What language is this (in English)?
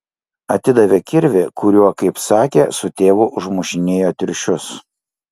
Lithuanian